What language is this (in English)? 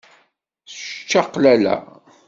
Kabyle